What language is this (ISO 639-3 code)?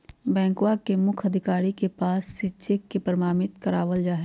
mag